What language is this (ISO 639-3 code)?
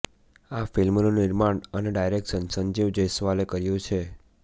guj